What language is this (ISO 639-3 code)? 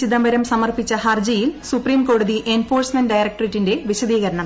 mal